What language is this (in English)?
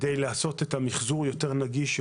Hebrew